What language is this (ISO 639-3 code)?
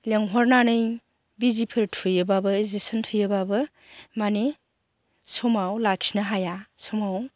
brx